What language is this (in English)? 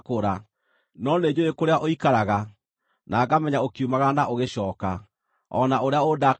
Kikuyu